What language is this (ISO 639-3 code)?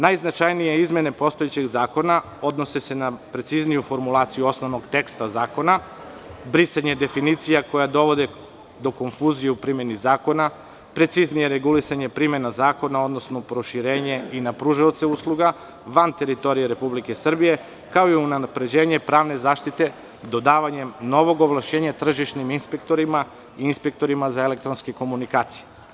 srp